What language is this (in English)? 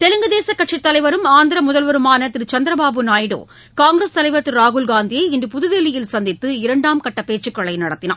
Tamil